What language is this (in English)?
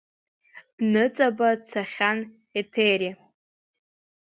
Abkhazian